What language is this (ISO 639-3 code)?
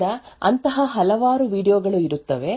kan